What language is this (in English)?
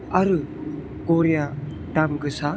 Bodo